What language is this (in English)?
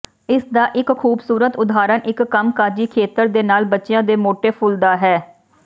Punjabi